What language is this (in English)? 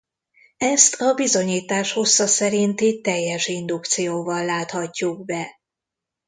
Hungarian